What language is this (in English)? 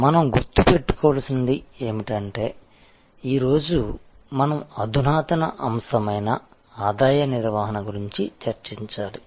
Telugu